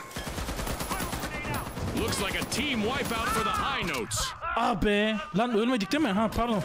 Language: Turkish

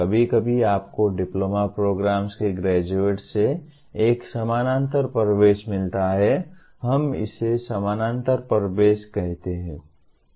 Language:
Hindi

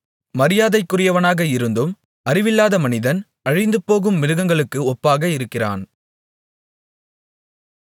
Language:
Tamil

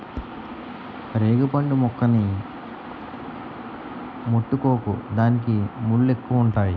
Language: Telugu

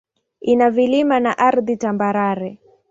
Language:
Swahili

